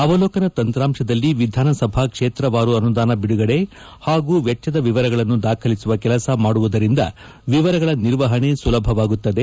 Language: Kannada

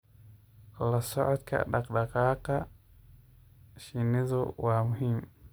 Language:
Somali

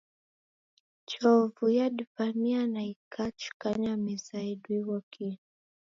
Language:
Taita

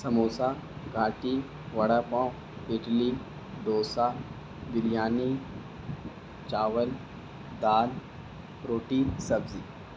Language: Urdu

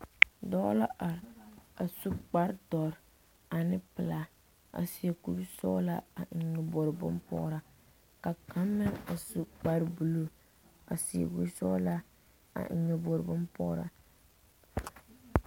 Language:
Southern Dagaare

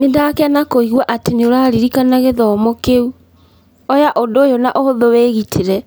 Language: Kikuyu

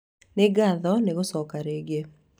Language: Kikuyu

